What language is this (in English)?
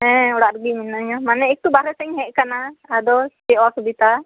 Santali